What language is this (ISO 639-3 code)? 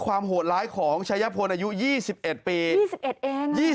tha